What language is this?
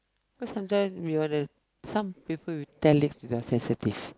English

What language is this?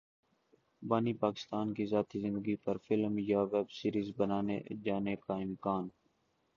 Urdu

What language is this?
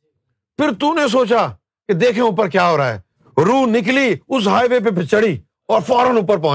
Urdu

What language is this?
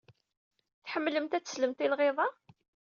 Kabyle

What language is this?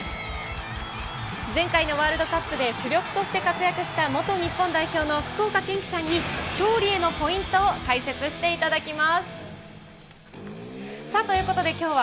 Japanese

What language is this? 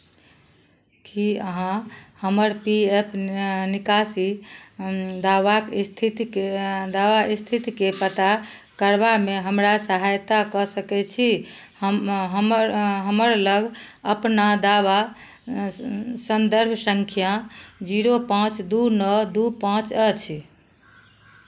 Maithili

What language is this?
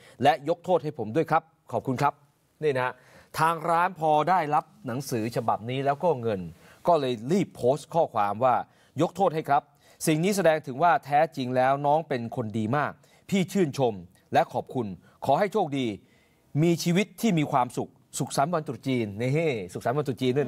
Thai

